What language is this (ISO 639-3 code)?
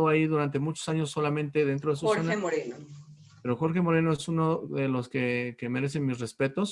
spa